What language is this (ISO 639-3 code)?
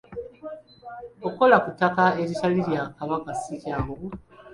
lug